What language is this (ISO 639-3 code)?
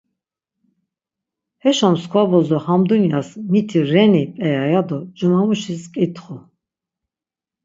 lzz